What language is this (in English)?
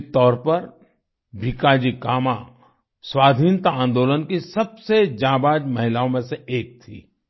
Hindi